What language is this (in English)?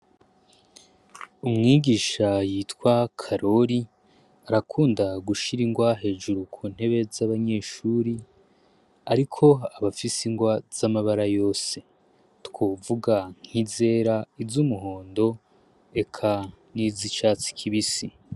Rundi